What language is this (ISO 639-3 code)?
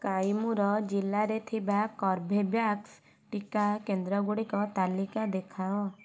ori